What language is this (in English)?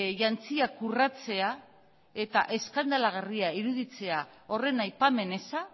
Basque